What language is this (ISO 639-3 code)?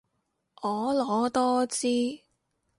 yue